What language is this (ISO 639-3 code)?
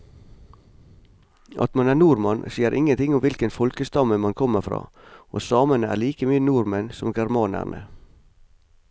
nor